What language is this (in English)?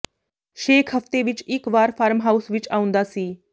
Punjabi